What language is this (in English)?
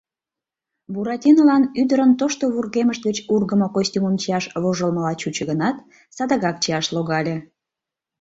Mari